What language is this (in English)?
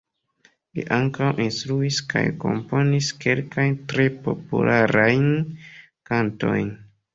Esperanto